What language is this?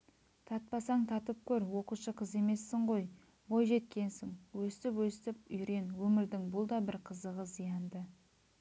Kazakh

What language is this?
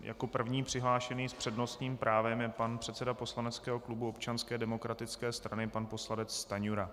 Czech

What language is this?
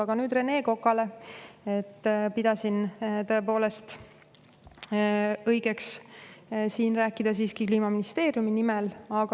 Estonian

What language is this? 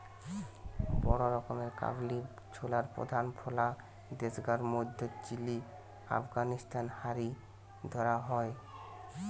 Bangla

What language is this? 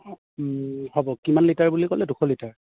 Assamese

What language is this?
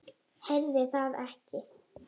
Icelandic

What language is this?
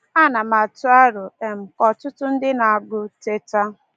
Igbo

